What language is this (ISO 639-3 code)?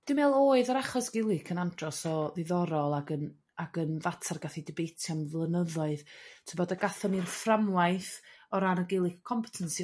cym